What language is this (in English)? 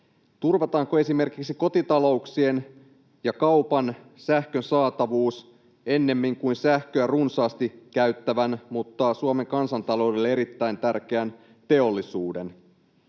Finnish